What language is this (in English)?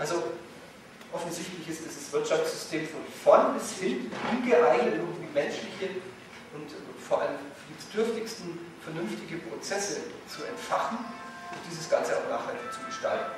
German